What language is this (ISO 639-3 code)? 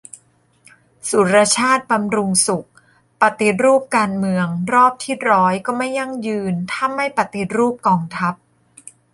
tha